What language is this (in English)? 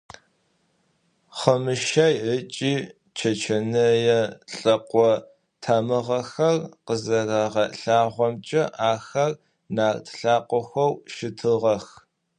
Adyghe